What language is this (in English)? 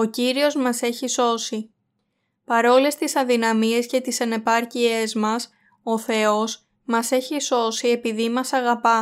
Greek